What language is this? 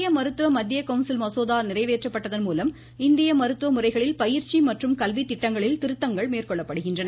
Tamil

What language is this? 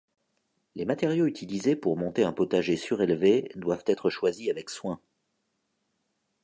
French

